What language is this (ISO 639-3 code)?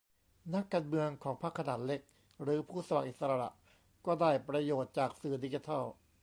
tha